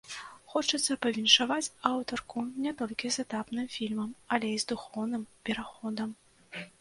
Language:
Belarusian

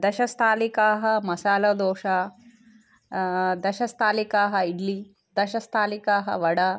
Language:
Sanskrit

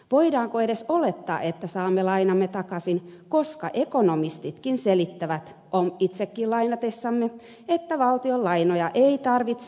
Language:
Finnish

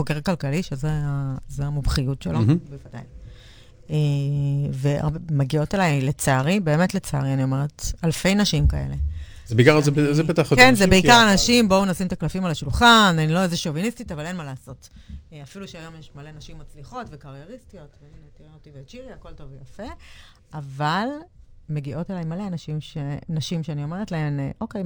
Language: Hebrew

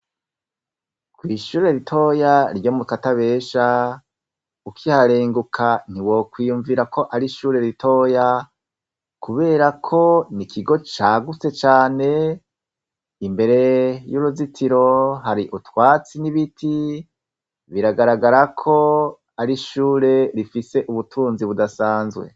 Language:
Rundi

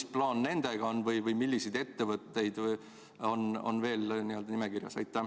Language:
Estonian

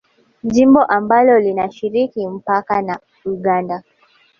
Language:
Swahili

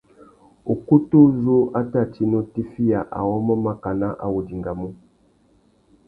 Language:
Tuki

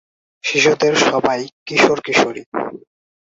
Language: Bangla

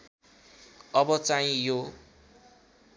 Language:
Nepali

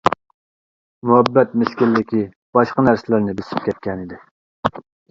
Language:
Uyghur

